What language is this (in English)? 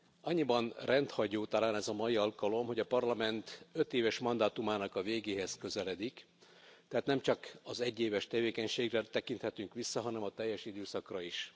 Hungarian